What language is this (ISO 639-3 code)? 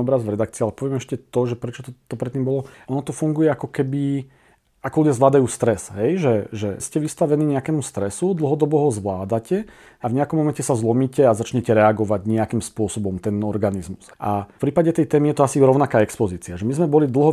slk